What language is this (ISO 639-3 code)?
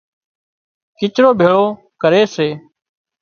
kxp